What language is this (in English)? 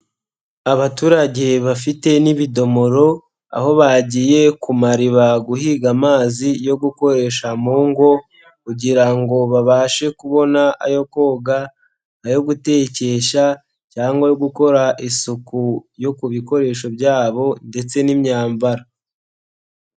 Kinyarwanda